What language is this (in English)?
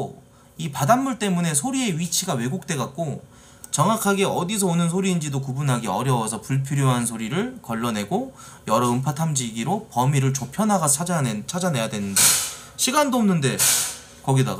Korean